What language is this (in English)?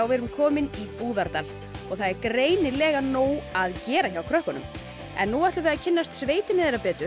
Icelandic